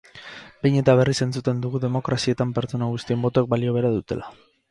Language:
Basque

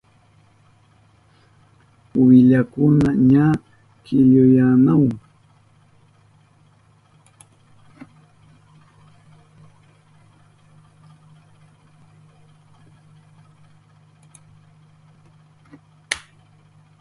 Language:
Southern Pastaza Quechua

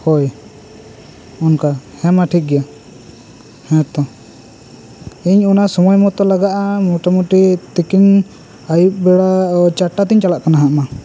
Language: Santali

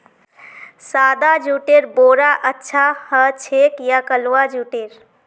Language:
Magahi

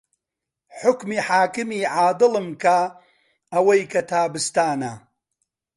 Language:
Central Kurdish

